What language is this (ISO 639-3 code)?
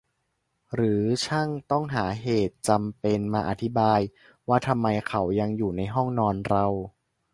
tha